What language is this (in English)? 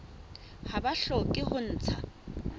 Southern Sotho